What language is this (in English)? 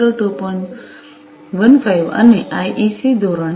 Gujarati